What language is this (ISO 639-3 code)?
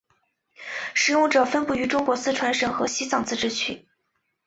zho